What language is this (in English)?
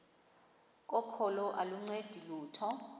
Xhosa